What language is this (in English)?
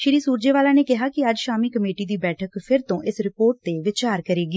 Punjabi